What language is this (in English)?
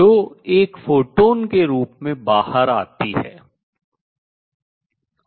Hindi